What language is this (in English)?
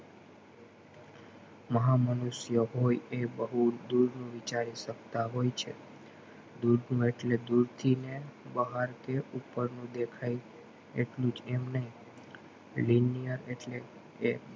Gujarati